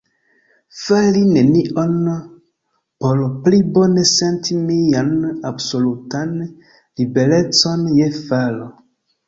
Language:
Esperanto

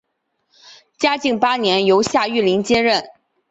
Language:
Chinese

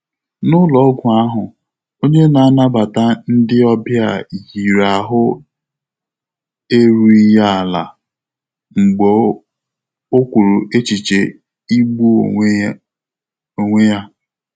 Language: Igbo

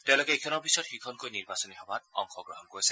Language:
Assamese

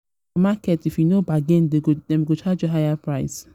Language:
Nigerian Pidgin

